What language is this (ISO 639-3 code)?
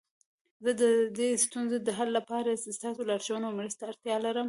pus